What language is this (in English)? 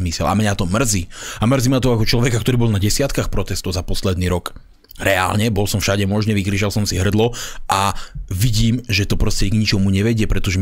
Slovak